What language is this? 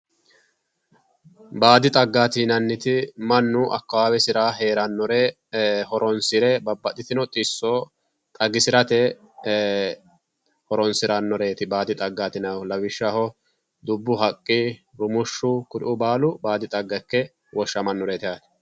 Sidamo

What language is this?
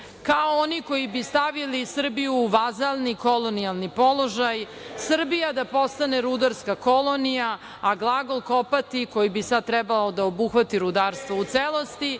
Serbian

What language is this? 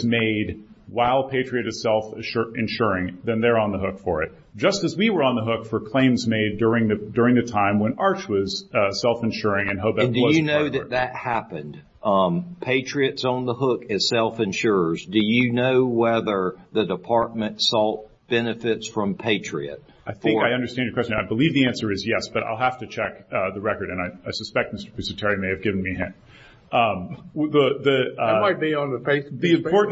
English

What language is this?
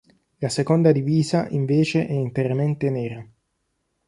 Italian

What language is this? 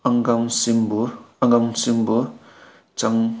Manipuri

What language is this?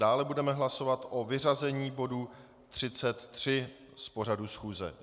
Czech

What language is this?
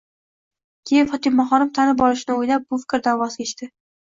Uzbek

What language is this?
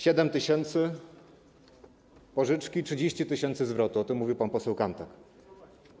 Polish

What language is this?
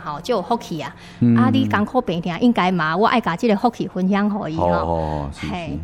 Chinese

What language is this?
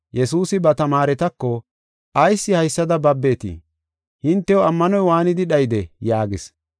Gofa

